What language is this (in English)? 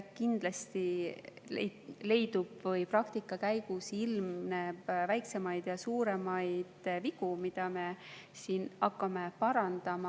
Estonian